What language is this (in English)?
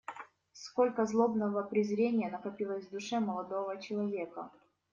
Russian